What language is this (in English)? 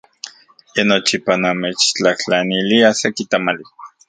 Central Puebla Nahuatl